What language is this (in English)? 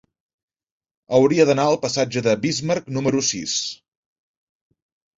Catalan